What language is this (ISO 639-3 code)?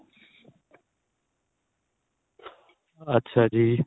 pan